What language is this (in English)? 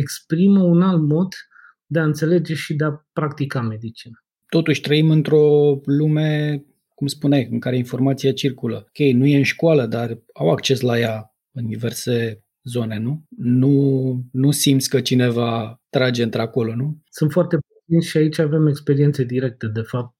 Romanian